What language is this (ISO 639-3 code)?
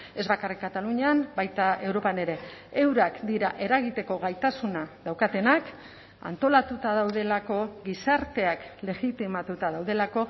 eus